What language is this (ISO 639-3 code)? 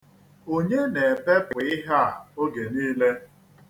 ibo